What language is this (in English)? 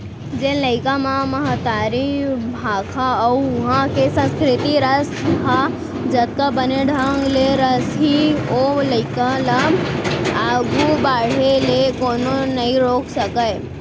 Chhattisgarhi